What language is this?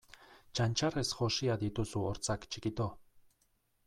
Basque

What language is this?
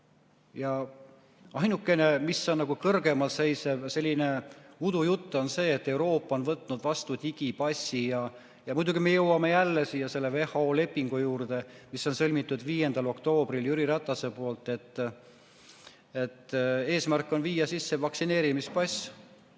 Estonian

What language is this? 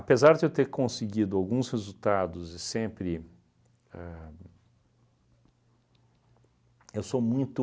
Portuguese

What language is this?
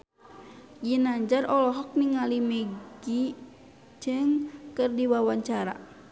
Sundanese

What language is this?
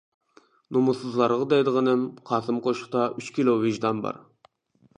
Uyghur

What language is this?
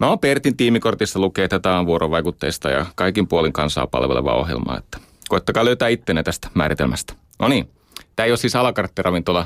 Finnish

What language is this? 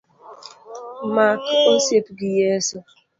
Luo (Kenya and Tanzania)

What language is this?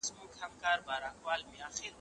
Pashto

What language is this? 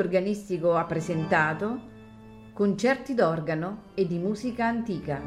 Italian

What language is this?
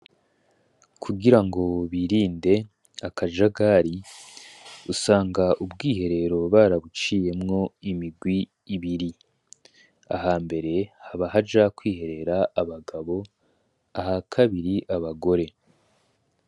Rundi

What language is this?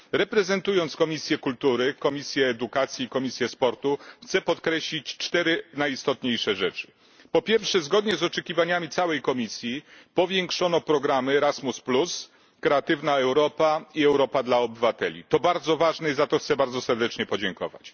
Polish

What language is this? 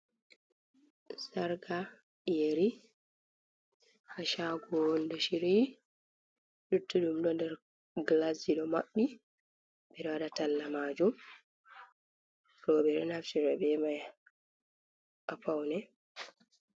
Fula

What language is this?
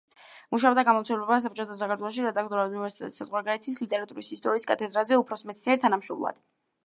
Georgian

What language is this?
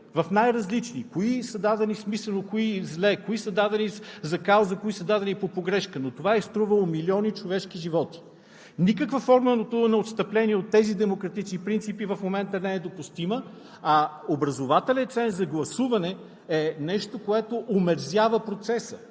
Bulgarian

